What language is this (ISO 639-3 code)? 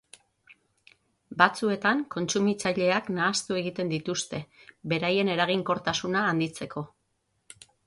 eus